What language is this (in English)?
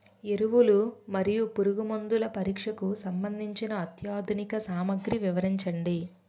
Telugu